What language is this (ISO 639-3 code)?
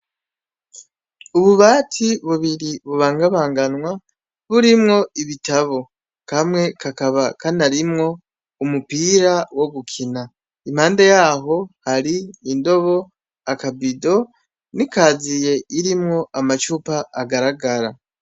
run